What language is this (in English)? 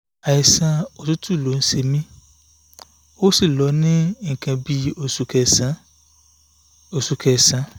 Yoruba